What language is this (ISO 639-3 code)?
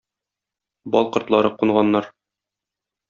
tat